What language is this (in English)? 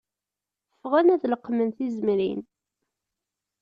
Kabyle